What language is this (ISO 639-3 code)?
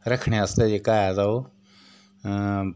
doi